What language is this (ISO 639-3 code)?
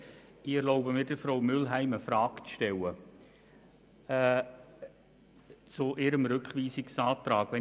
gsw